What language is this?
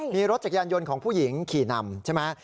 Thai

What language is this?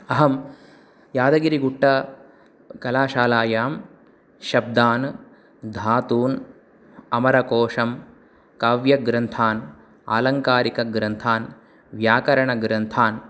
Sanskrit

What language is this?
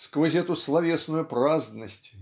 Russian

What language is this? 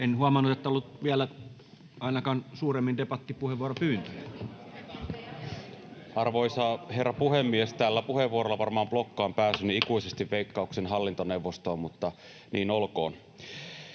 Finnish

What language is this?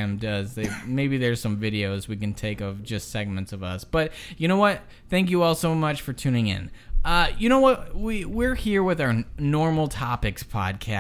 English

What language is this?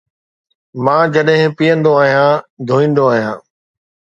Sindhi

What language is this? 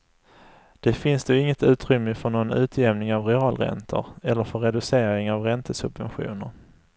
Swedish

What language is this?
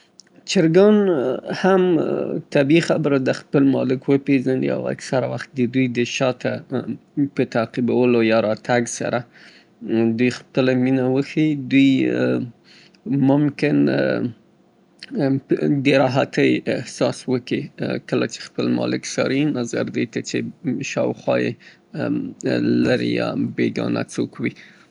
Southern Pashto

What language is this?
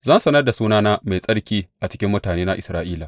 Hausa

